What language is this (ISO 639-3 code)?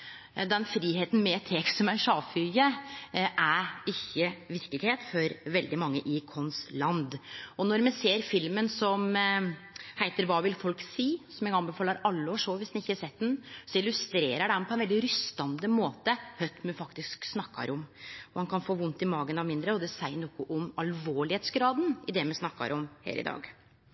nno